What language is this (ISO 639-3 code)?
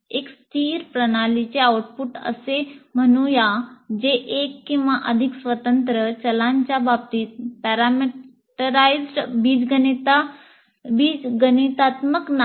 mar